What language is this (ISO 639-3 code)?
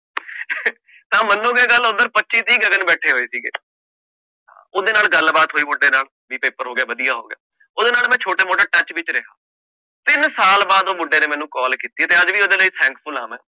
pan